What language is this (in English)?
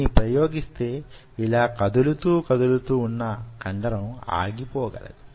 Telugu